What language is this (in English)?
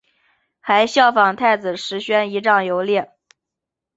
Chinese